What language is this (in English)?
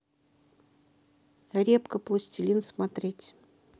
Russian